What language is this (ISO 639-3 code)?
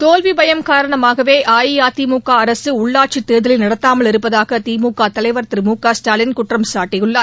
tam